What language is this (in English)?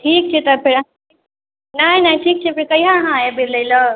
Maithili